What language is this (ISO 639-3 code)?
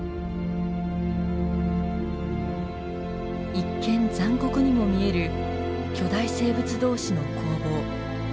jpn